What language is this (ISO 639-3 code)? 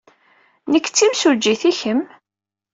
kab